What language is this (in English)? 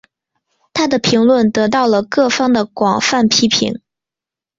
Chinese